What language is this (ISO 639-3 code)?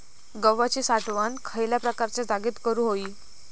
mar